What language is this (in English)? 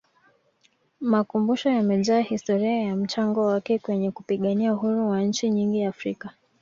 Swahili